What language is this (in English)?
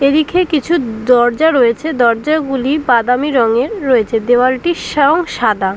Bangla